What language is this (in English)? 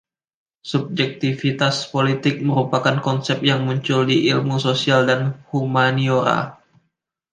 Indonesian